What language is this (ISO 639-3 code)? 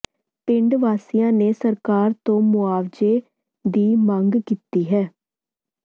pan